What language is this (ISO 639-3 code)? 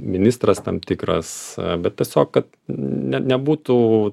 lit